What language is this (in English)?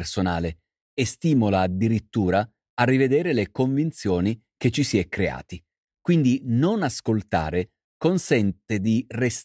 Italian